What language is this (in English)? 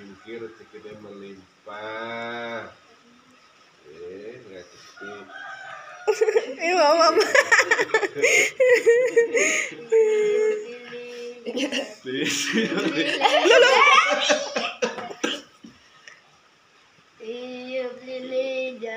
Indonesian